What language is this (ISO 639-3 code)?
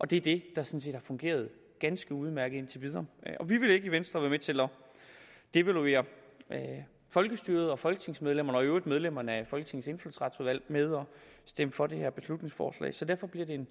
dan